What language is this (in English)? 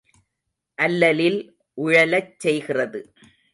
Tamil